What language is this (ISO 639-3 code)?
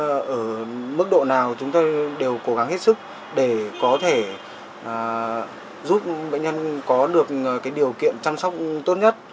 vie